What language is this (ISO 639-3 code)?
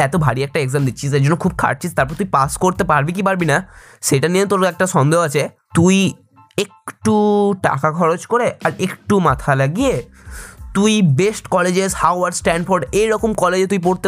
ben